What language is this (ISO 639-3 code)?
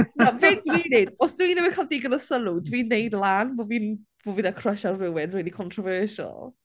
cym